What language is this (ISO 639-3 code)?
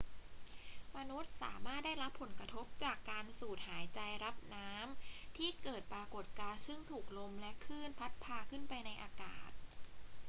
tha